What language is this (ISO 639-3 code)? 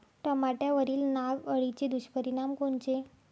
mar